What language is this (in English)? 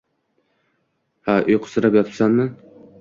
Uzbek